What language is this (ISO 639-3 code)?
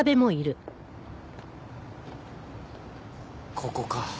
jpn